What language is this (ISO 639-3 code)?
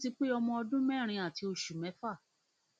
yor